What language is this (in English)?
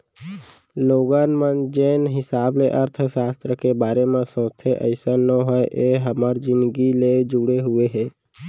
Chhattisgarhi